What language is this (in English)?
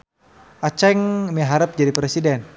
Sundanese